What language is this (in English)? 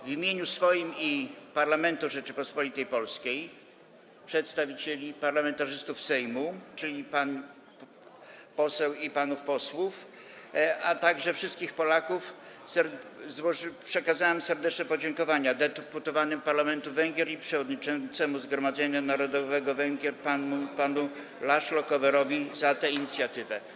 Polish